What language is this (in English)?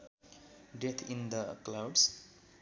Nepali